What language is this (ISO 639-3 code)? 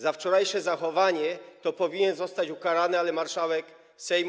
pol